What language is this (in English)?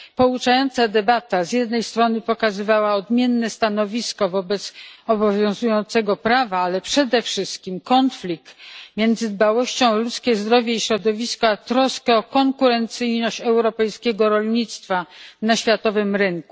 Polish